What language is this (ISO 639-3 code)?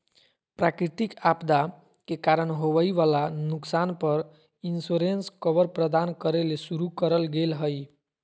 mag